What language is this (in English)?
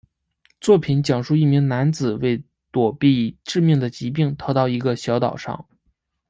Chinese